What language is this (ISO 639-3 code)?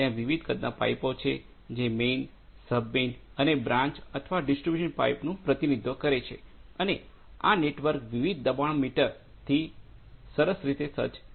guj